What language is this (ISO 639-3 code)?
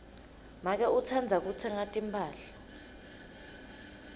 ssw